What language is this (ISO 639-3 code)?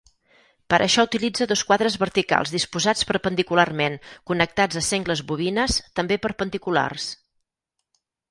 cat